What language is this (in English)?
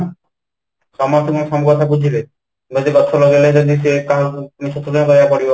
Odia